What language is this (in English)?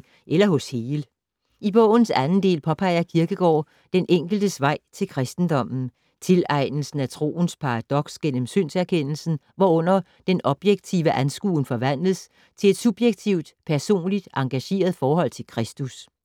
Danish